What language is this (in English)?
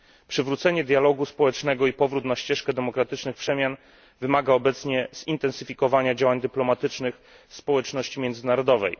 Polish